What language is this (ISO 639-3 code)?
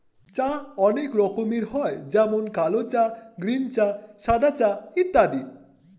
ben